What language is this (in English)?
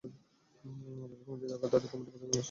Bangla